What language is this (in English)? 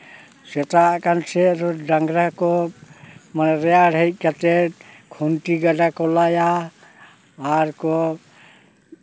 Santali